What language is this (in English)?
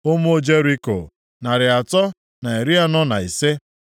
Igbo